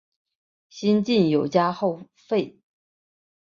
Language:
Chinese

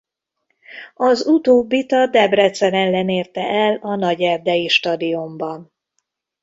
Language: Hungarian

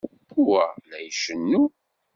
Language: Kabyle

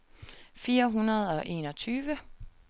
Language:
Danish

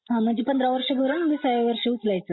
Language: Marathi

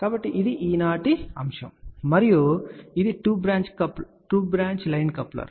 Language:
Telugu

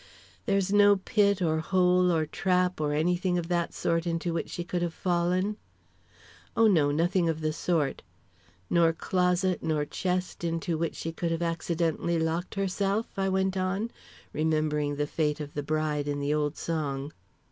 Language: English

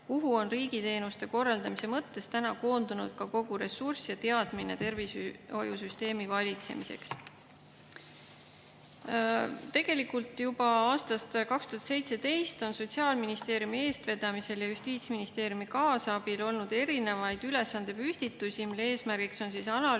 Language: Estonian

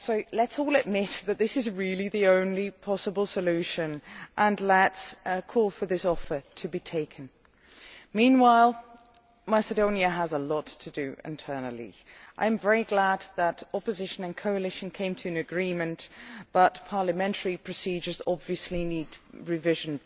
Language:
English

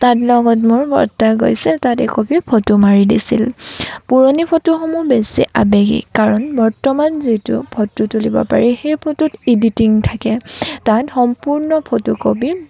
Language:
Assamese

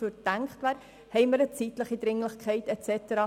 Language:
Swiss German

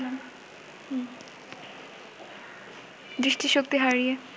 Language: Bangla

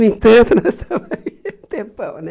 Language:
Portuguese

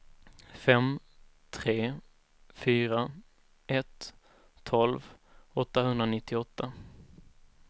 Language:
Swedish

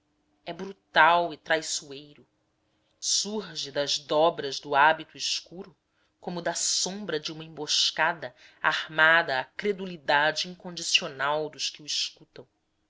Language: Portuguese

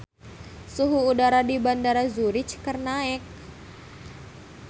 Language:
Sundanese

